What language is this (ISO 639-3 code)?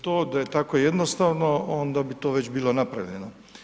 hrv